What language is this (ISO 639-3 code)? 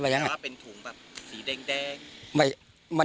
tha